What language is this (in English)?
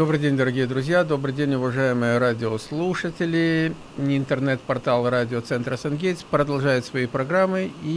Russian